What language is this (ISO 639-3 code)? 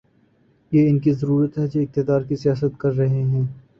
urd